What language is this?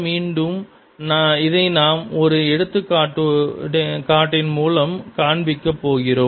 Tamil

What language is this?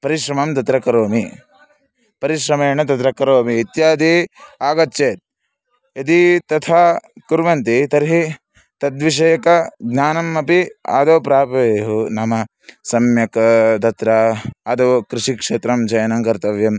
Sanskrit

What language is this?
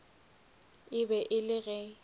Northern Sotho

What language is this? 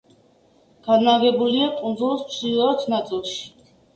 Georgian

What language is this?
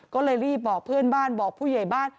Thai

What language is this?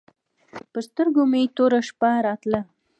Pashto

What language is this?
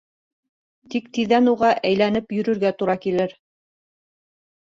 Bashkir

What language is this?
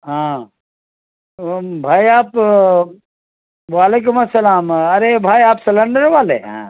Urdu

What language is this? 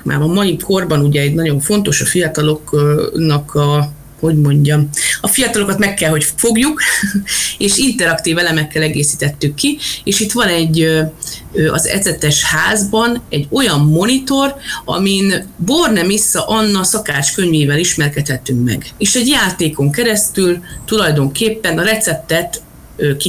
Hungarian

